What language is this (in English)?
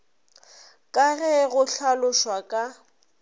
Northern Sotho